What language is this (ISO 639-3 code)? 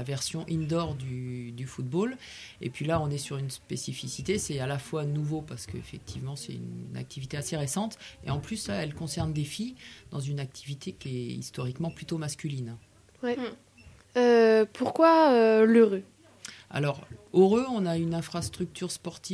fra